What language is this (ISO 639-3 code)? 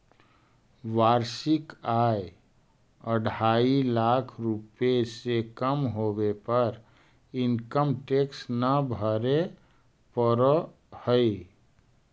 mag